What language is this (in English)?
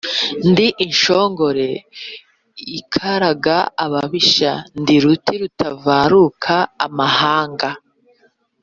Kinyarwanda